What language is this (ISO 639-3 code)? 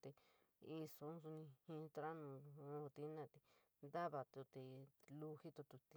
mig